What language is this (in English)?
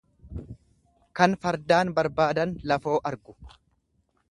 Oromo